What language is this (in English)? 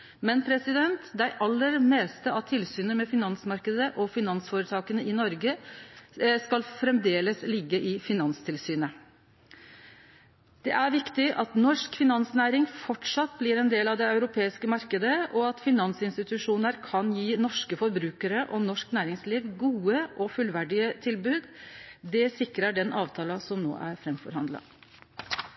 Norwegian Nynorsk